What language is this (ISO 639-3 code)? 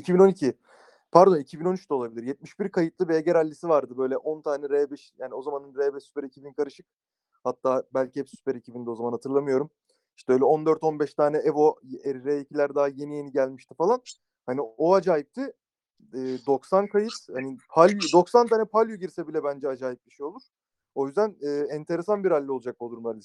tur